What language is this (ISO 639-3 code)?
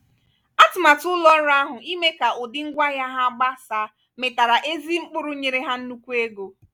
ibo